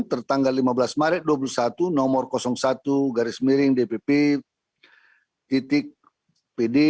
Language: Indonesian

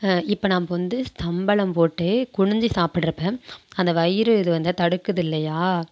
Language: Tamil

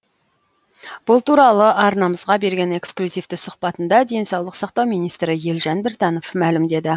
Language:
Kazakh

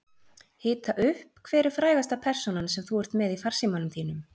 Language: Icelandic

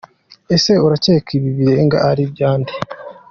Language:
Kinyarwanda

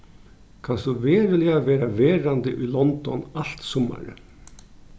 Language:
Faroese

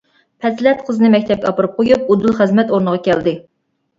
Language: Uyghur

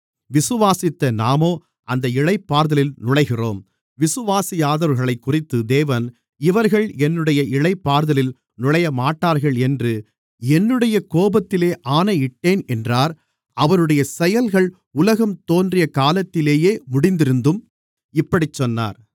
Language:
Tamil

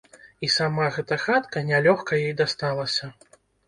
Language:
Belarusian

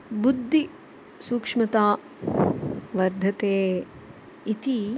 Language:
Sanskrit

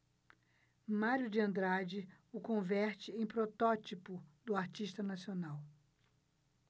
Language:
Portuguese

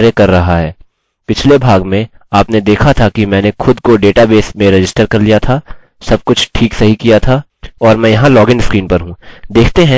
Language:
Hindi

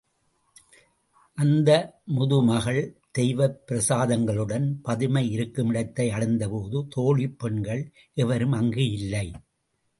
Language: Tamil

